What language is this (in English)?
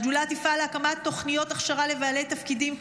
Hebrew